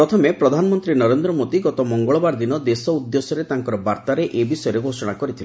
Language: Odia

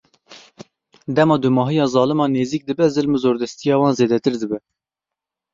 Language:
Kurdish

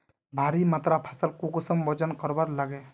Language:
Magahi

